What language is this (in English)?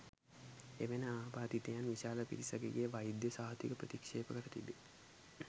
Sinhala